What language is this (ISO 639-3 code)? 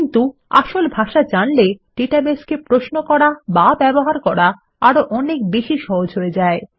ben